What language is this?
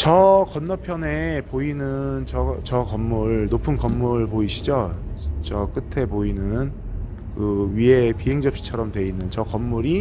Korean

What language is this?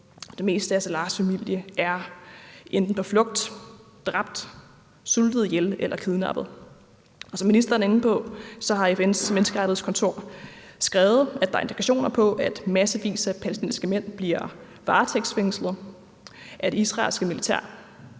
Danish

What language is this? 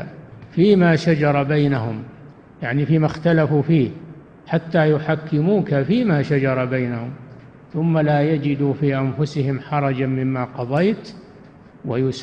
Arabic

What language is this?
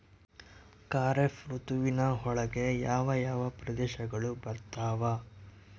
Kannada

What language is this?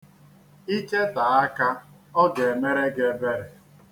Igbo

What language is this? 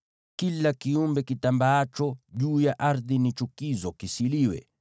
Swahili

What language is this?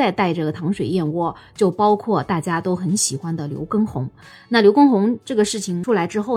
Chinese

